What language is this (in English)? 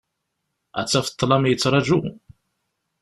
Kabyle